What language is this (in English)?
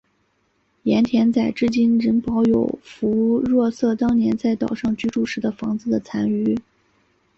Chinese